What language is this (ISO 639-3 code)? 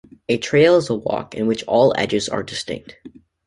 eng